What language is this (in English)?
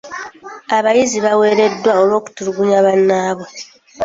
Ganda